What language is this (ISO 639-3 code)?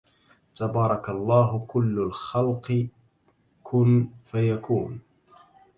ara